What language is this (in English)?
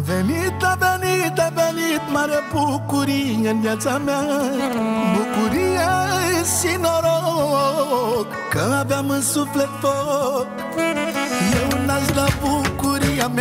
Romanian